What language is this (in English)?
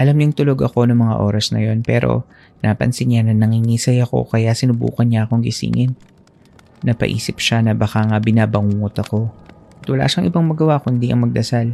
Filipino